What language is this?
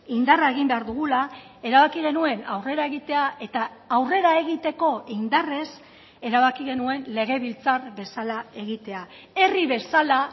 Basque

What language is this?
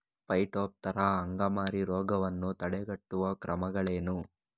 Kannada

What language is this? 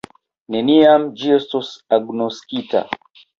Esperanto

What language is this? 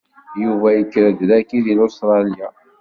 Kabyle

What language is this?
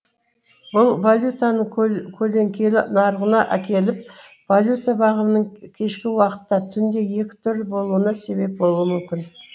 Kazakh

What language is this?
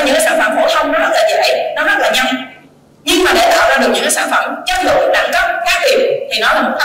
Vietnamese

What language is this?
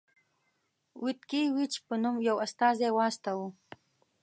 Pashto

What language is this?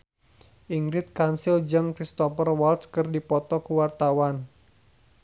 Sundanese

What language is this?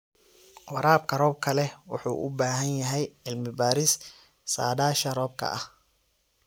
Somali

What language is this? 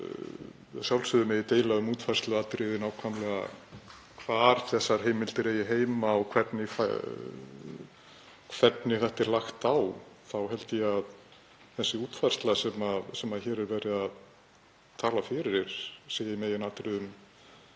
Icelandic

